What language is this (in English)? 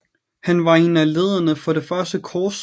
Danish